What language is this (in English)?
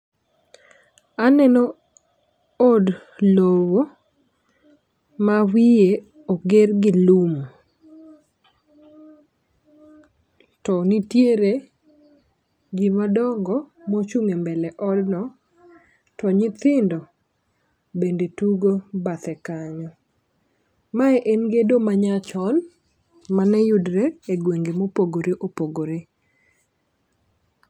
Luo (Kenya and Tanzania)